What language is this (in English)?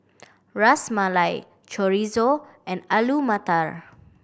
English